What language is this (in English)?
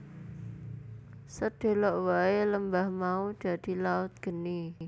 Javanese